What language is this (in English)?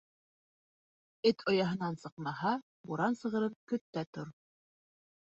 Bashkir